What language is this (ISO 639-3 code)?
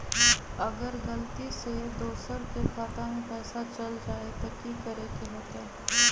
mag